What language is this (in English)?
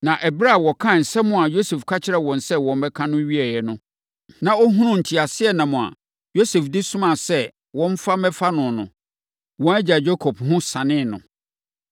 Akan